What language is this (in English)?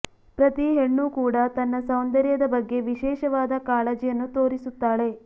Kannada